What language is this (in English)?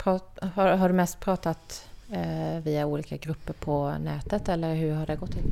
Swedish